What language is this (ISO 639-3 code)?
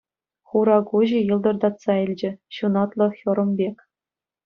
chv